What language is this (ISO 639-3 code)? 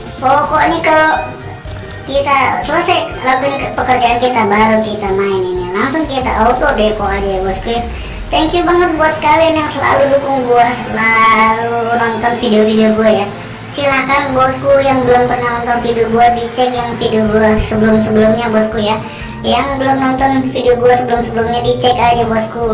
ind